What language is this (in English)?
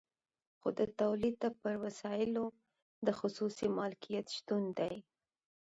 Pashto